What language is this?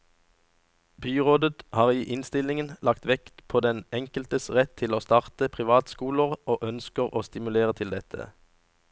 Norwegian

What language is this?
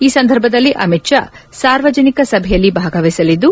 Kannada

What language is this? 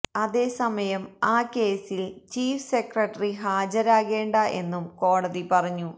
Malayalam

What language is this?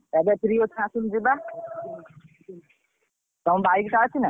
Odia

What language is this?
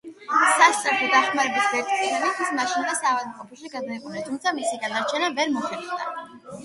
Georgian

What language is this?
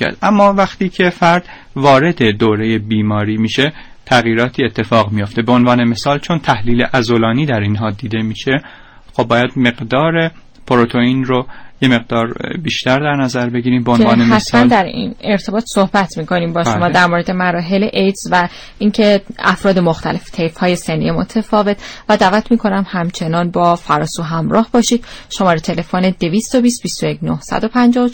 Persian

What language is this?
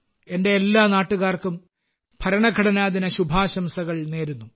Malayalam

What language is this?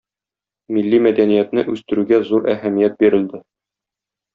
Tatar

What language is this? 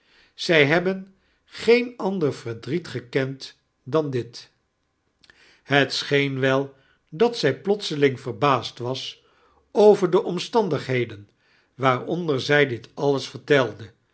Dutch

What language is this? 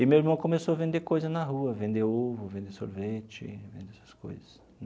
Portuguese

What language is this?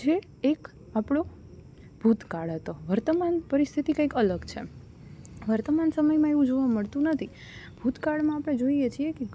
Gujarati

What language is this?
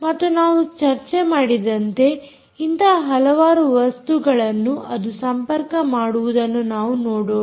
Kannada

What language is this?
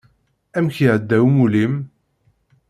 Kabyle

